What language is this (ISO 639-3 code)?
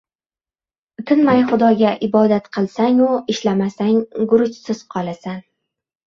uzb